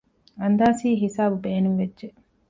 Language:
Divehi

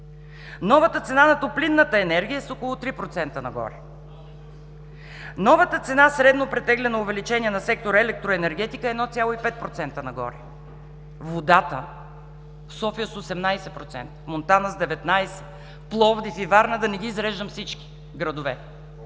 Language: Bulgarian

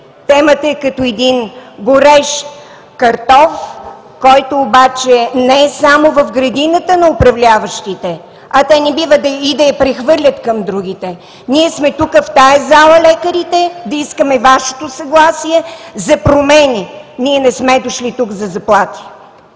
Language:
Bulgarian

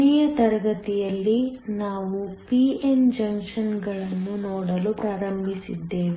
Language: Kannada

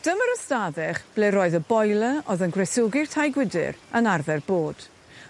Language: Welsh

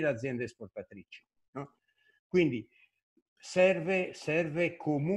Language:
Italian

